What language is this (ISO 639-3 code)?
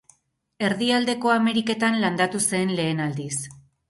eus